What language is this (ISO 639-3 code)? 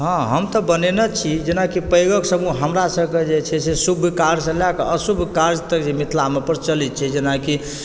mai